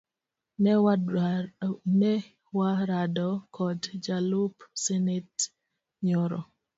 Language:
Luo (Kenya and Tanzania)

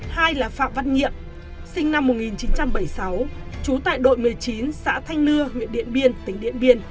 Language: Vietnamese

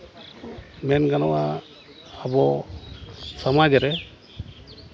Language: Santali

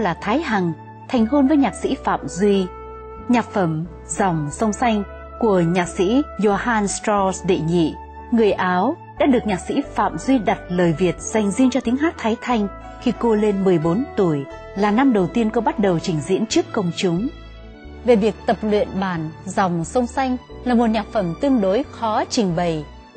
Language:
Vietnamese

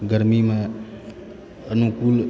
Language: Maithili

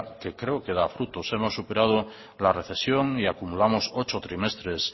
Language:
Spanish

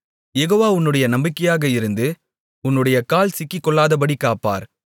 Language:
Tamil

